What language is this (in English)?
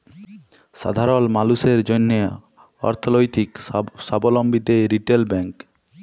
Bangla